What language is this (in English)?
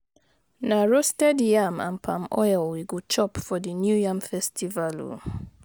Nigerian Pidgin